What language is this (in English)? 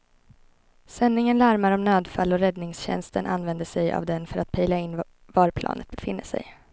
Swedish